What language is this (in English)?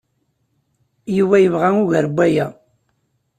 Kabyle